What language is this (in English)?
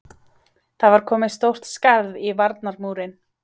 Icelandic